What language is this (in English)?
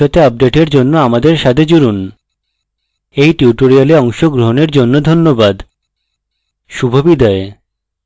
Bangla